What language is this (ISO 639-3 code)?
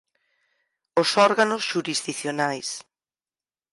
glg